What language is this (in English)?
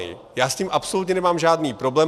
Czech